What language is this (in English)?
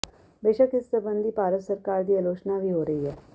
Punjabi